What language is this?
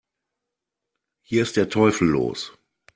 German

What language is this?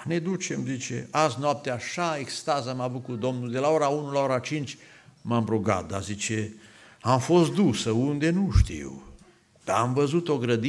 Romanian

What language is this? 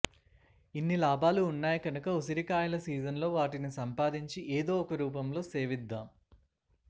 Telugu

